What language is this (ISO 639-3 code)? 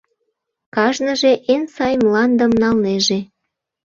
chm